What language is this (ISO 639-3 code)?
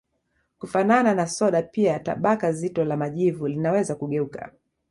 swa